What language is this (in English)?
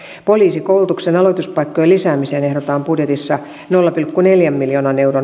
Finnish